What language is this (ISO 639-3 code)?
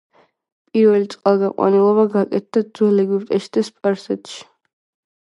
kat